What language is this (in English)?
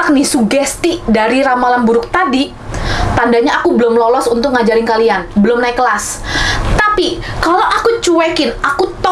Indonesian